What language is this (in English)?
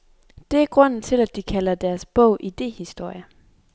Danish